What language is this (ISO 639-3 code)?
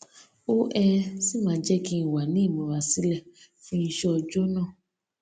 yor